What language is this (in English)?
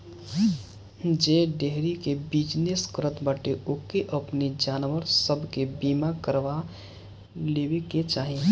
Bhojpuri